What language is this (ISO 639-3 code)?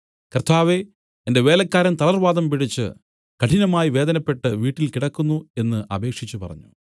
mal